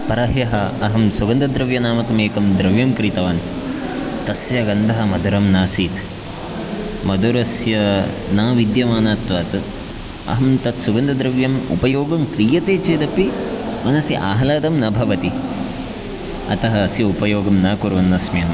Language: Sanskrit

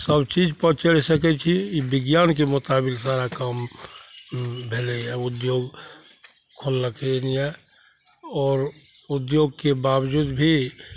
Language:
Maithili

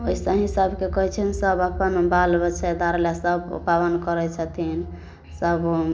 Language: Maithili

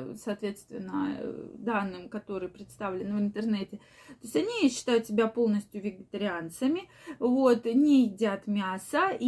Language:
Russian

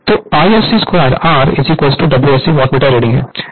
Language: Hindi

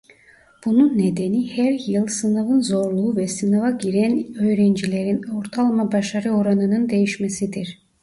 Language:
Turkish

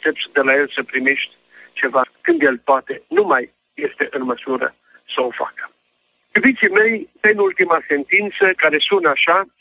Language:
Romanian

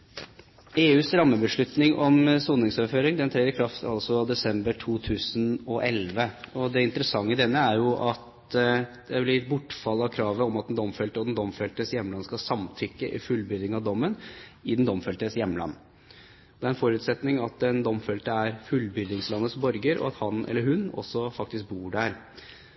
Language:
Norwegian Bokmål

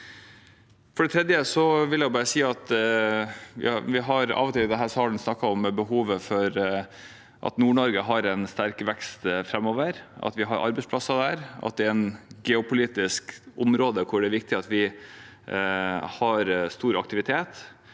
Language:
Norwegian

